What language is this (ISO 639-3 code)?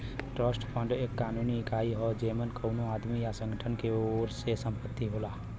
bho